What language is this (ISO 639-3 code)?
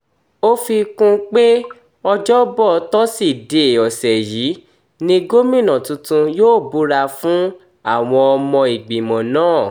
yor